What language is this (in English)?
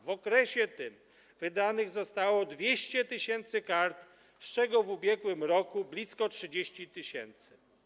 Polish